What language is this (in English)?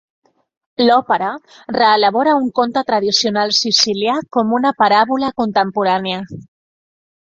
Catalan